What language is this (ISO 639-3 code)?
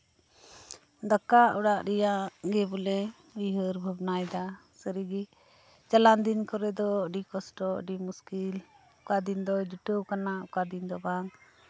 sat